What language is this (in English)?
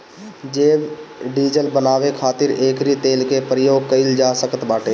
Bhojpuri